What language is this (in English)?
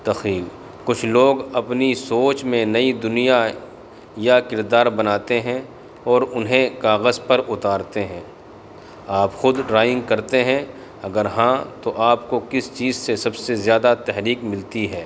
Urdu